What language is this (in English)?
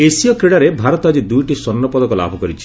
Odia